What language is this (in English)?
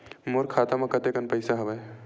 Chhattisgarhi